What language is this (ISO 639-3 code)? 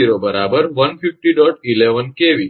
guj